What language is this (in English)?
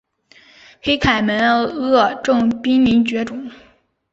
Chinese